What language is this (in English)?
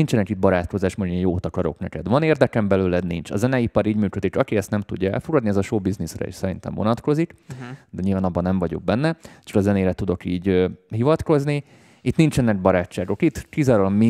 Hungarian